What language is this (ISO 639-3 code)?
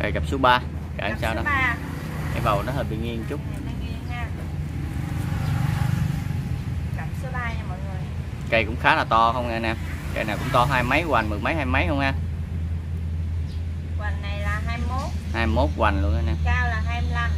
vie